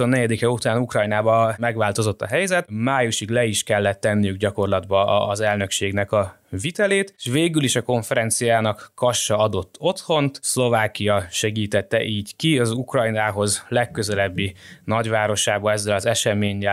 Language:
Hungarian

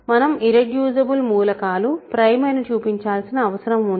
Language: Telugu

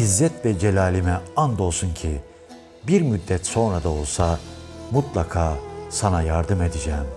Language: Turkish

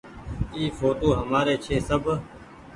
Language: Goaria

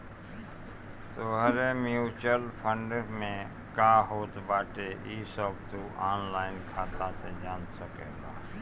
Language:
Bhojpuri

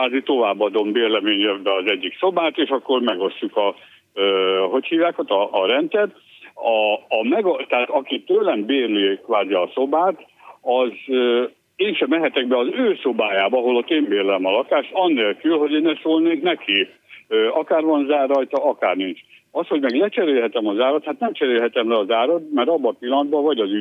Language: Hungarian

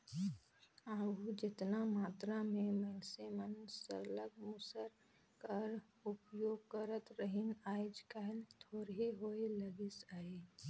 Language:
Chhattisgarhi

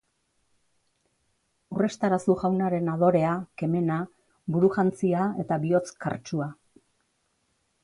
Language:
Basque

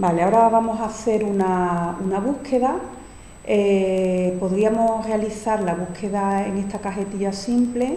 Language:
Spanish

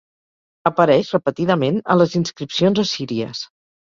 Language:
Catalan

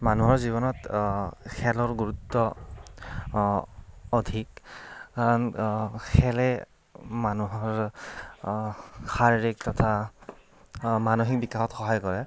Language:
Assamese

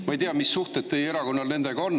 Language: Estonian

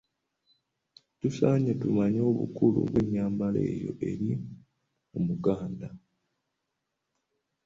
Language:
Ganda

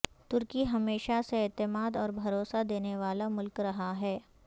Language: Urdu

